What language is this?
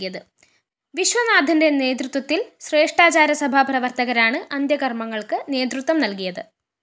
Malayalam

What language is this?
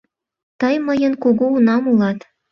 Mari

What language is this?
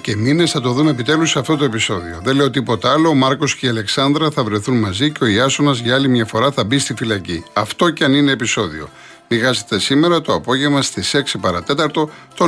Greek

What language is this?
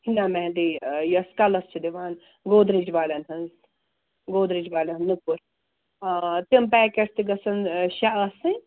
Kashmiri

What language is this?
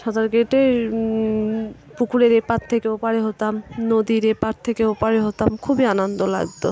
Bangla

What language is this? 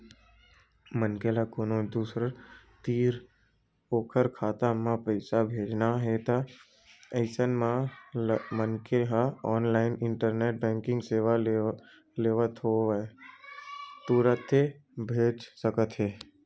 Chhattisgarhi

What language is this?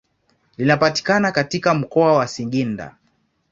Swahili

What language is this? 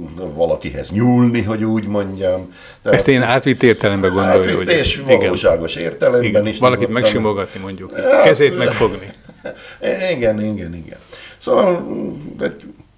Hungarian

